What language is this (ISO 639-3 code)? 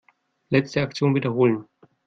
deu